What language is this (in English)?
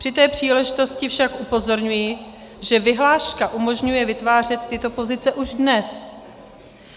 Czech